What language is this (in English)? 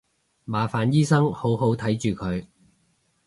Cantonese